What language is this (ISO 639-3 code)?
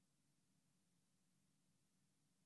heb